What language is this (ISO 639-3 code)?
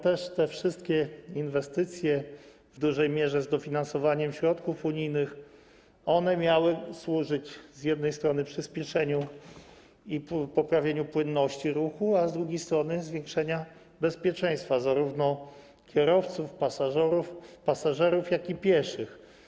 pol